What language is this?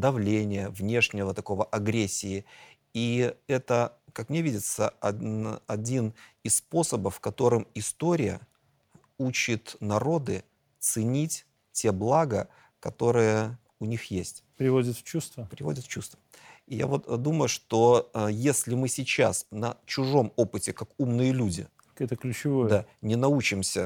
Russian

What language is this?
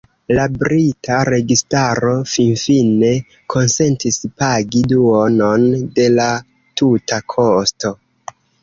Esperanto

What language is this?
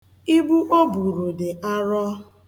Igbo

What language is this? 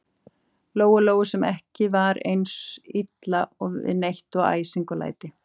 Icelandic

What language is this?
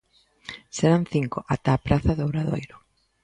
Galician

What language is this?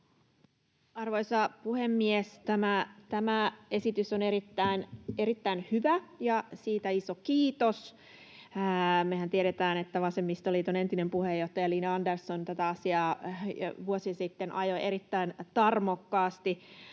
Finnish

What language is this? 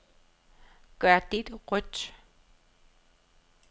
Danish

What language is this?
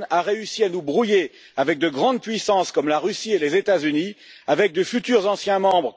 French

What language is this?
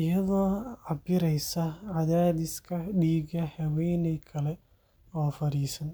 Somali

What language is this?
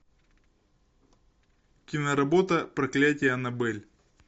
Russian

